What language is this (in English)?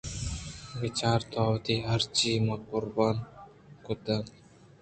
Eastern Balochi